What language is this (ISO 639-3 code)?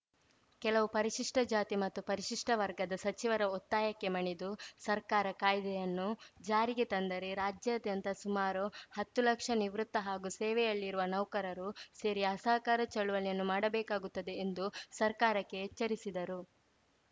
kan